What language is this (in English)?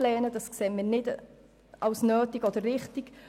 Swiss German